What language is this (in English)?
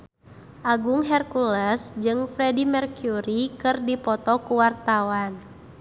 Sundanese